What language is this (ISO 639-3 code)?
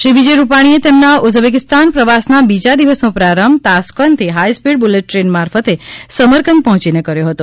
guj